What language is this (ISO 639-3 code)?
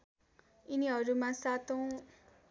nep